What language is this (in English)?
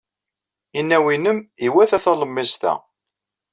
Kabyle